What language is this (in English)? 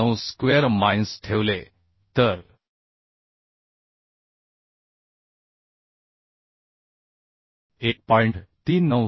Marathi